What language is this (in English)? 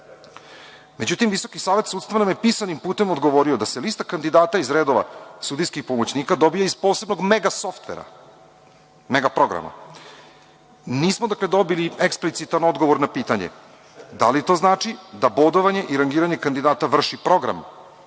Serbian